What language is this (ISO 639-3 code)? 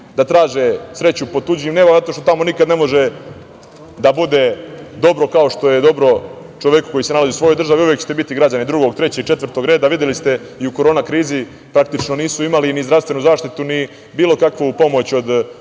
srp